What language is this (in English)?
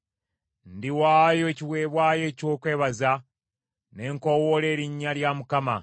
Ganda